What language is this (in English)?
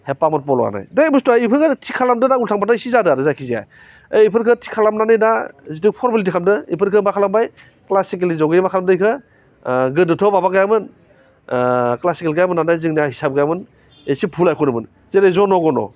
Bodo